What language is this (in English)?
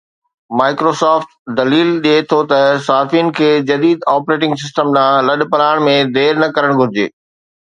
Sindhi